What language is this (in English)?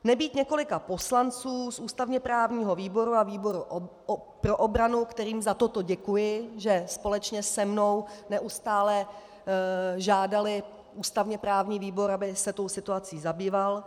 Czech